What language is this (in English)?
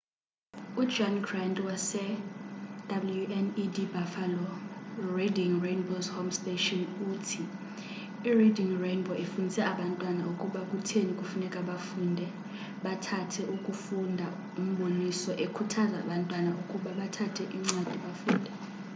Xhosa